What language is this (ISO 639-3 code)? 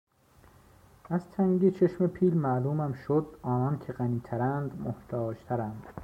fas